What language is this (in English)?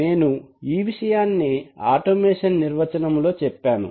Telugu